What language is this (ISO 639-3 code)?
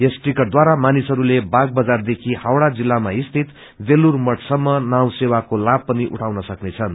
nep